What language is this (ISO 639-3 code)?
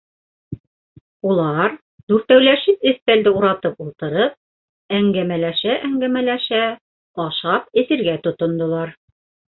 bak